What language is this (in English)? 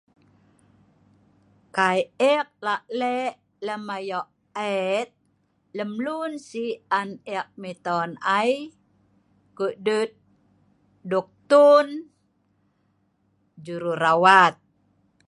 Sa'ban